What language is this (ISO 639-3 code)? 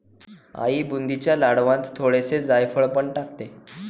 mar